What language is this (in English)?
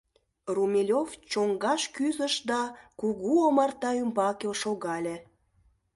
Mari